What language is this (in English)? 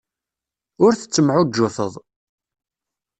Kabyle